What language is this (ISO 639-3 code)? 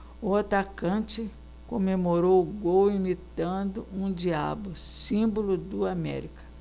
por